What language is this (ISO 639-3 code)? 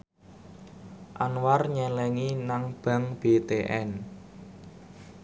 jav